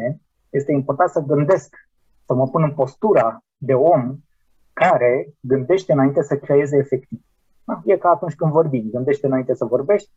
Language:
Romanian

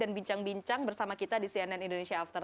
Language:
Indonesian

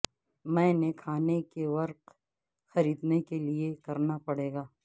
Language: Urdu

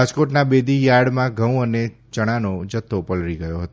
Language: Gujarati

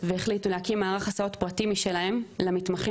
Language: Hebrew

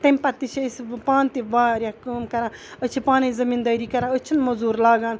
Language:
Kashmiri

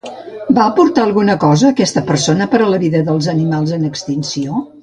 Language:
Catalan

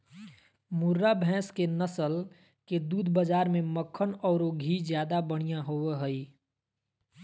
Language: Magahi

